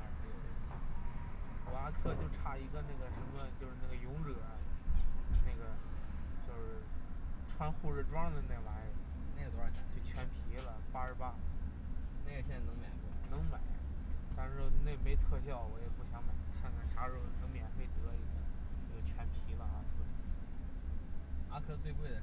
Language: Chinese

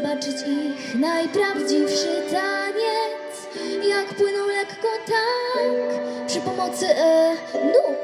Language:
Polish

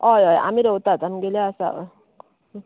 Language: Konkani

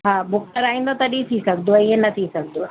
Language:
Sindhi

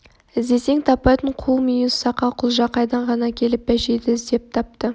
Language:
Kazakh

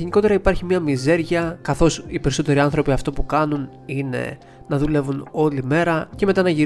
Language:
Greek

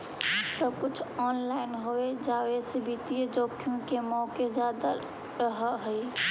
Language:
Magahi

